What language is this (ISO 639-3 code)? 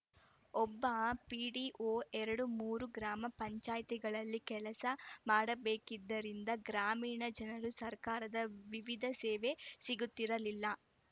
kan